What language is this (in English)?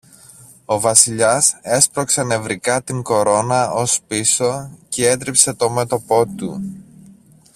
Greek